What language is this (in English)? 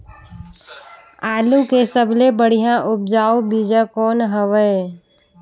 Chhattisgarhi